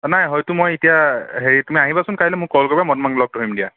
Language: Assamese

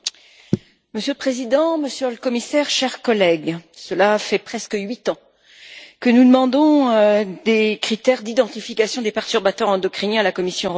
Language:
French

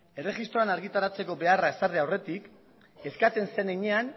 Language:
Basque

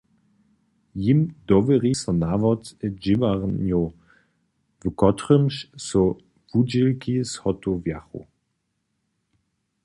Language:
Upper Sorbian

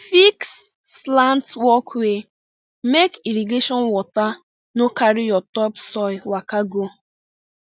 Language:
Nigerian Pidgin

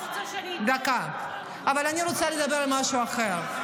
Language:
Hebrew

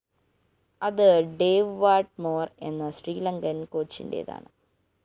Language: Malayalam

